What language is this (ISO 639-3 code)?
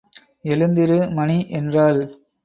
tam